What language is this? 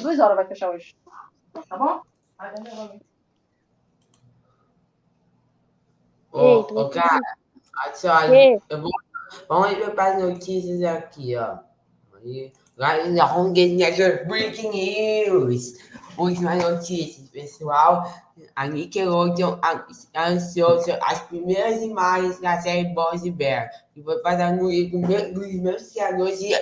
Portuguese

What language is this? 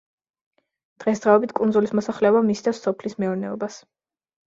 Georgian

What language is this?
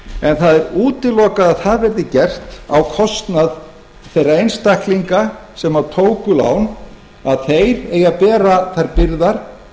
Icelandic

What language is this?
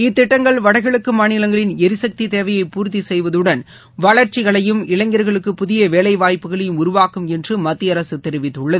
Tamil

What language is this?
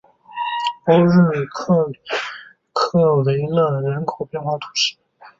Chinese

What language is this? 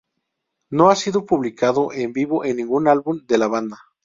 Spanish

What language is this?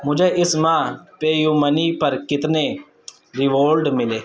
Urdu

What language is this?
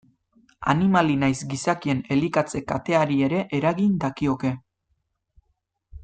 Basque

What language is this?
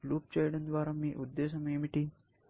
Telugu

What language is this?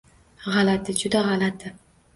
Uzbek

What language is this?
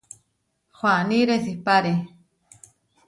Huarijio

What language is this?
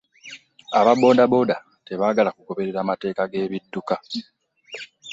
Ganda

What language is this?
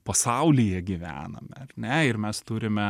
Lithuanian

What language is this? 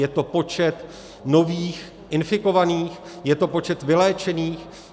Czech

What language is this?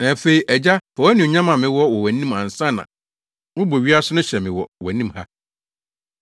Akan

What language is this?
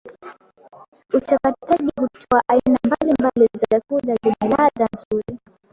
Swahili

